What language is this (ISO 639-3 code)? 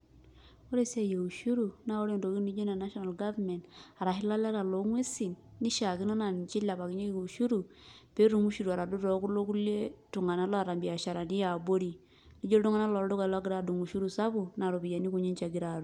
mas